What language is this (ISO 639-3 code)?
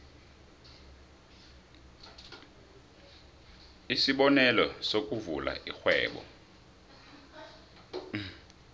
nbl